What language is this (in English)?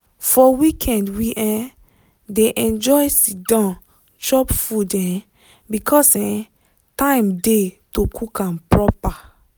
Nigerian Pidgin